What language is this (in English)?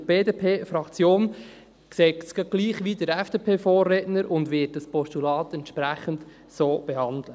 Swiss German